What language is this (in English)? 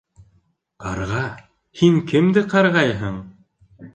Bashkir